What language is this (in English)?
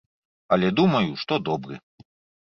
Belarusian